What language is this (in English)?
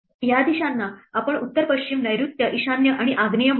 Marathi